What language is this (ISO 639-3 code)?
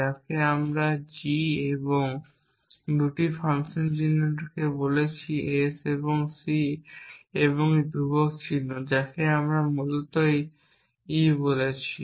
ben